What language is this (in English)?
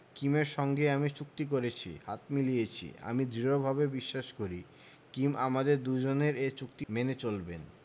Bangla